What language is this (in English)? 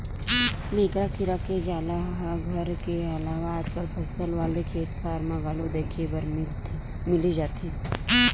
Chhattisgarhi